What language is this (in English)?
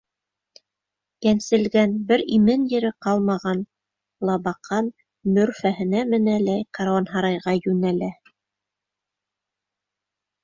Bashkir